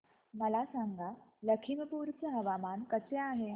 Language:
Marathi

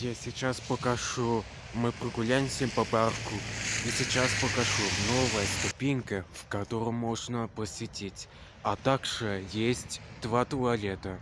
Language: Russian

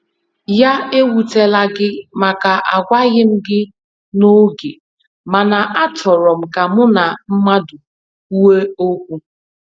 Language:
Igbo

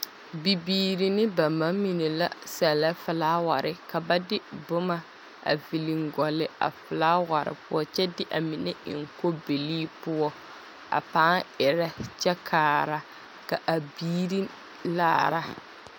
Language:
Southern Dagaare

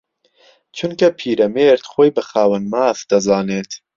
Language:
Central Kurdish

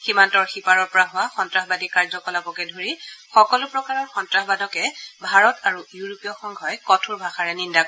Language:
Assamese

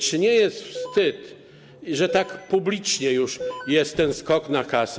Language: Polish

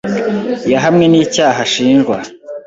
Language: Kinyarwanda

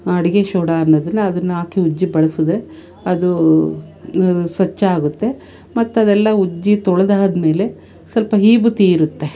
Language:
Kannada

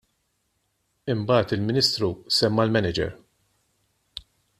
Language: Maltese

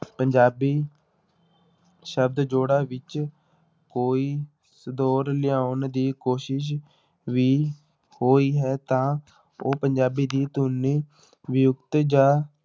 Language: Punjabi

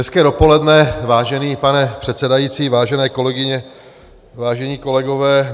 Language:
Czech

